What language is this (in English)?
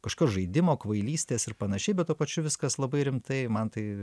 Lithuanian